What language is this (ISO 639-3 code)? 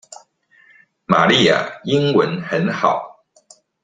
zho